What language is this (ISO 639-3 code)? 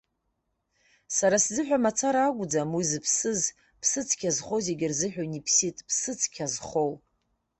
abk